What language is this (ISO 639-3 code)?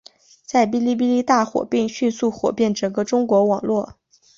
zho